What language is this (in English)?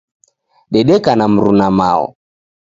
Taita